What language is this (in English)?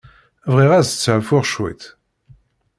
Kabyle